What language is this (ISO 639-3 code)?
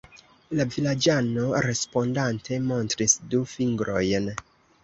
epo